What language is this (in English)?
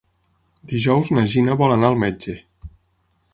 Catalan